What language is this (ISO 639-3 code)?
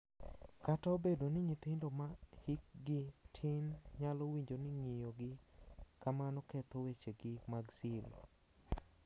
luo